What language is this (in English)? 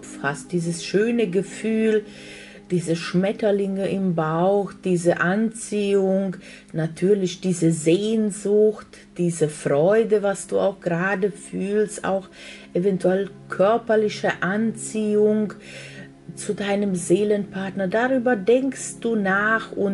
German